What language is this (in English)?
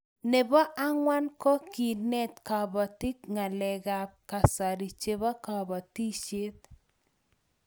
Kalenjin